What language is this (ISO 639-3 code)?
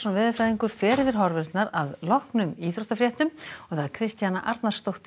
isl